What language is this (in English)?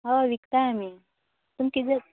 Konkani